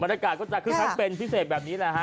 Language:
Thai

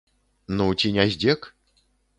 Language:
Belarusian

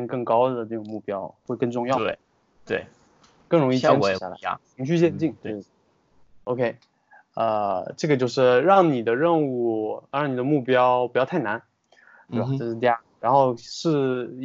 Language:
Chinese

